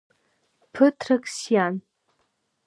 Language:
Abkhazian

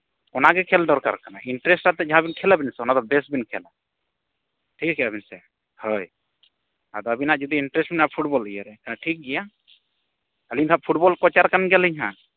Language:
Santali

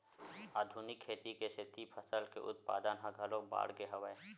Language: Chhattisgarhi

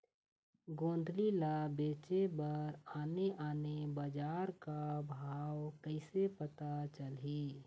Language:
Chhattisgarhi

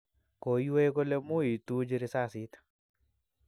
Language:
Kalenjin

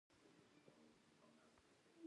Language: Pashto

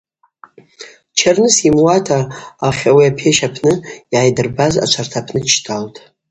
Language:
Abaza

